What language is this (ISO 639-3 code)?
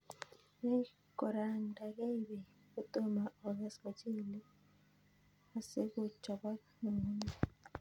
kln